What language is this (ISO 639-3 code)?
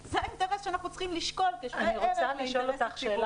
heb